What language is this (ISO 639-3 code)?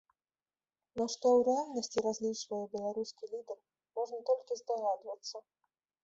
bel